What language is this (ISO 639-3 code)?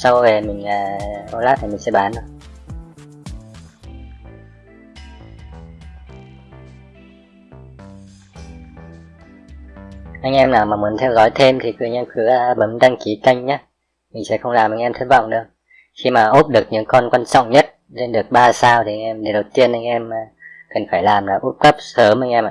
vie